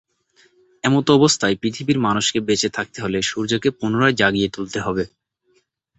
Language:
Bangla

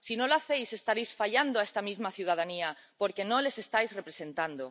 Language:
Spanish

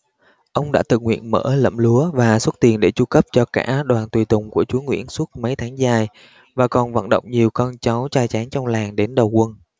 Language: Vietnamese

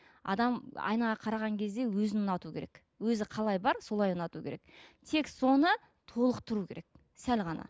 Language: Kazakh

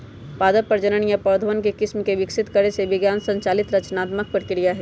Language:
Magahi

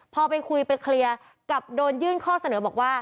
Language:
Thai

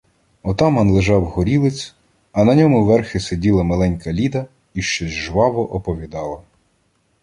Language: Ukrainian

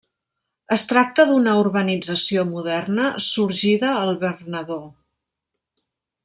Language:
Catalan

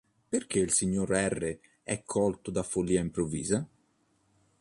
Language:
Italian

